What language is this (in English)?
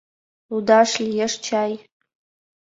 Mari